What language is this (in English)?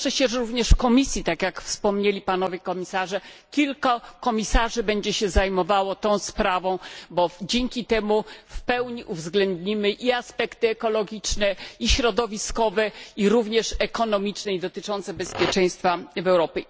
Polish